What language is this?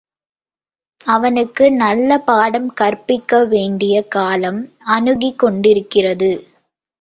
Tamil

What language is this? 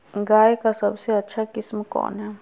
Magahi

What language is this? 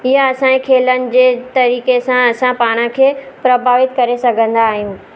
Sindhi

